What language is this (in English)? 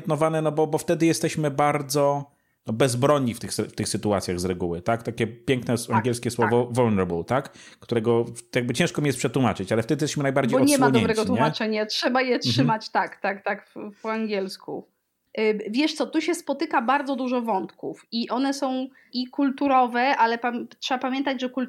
Polish